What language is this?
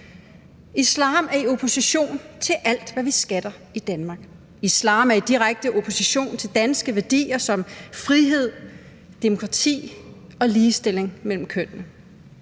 Danish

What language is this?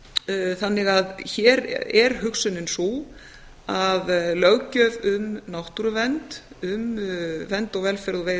Icelandic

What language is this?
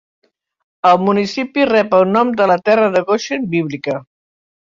Catalan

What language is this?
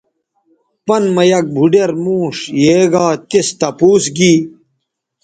Bateri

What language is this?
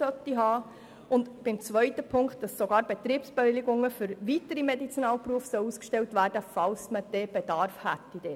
Swiss German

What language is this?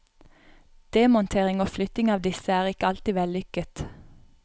Norwegian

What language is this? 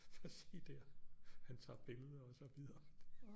Danish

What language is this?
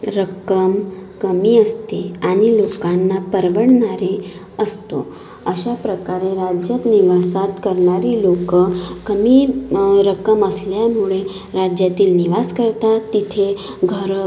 Marathi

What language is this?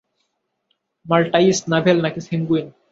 Bangla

